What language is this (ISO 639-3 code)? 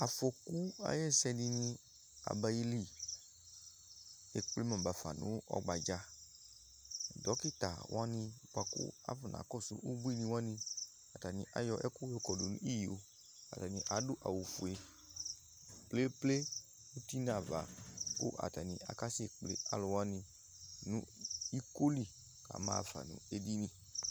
kpo